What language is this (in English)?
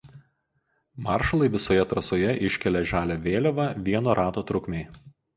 Lithuanian